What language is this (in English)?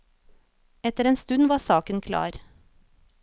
Norwegian